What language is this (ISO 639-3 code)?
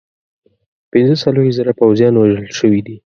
pus